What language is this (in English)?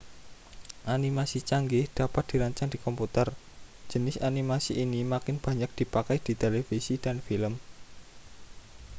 Indonesian